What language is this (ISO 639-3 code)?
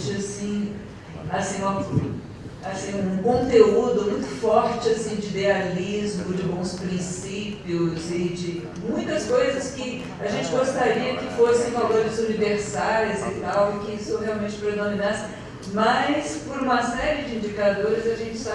por